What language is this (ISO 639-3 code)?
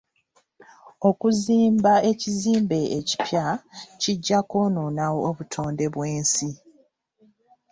lug